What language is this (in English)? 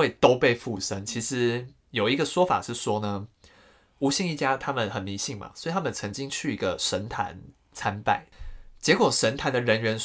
Chinese